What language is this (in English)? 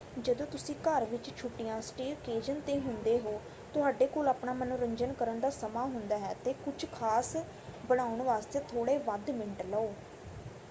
Punjabi